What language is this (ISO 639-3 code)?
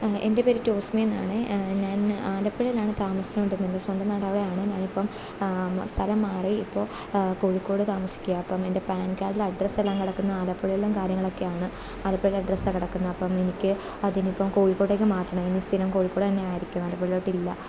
mal